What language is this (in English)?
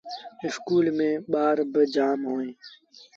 Sindhi Bhil